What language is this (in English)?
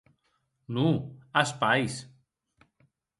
Occitan